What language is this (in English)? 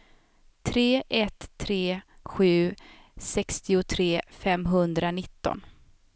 Swedish